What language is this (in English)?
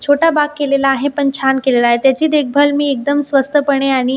Marathi